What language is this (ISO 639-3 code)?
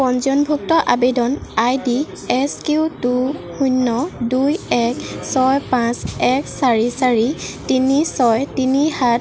asm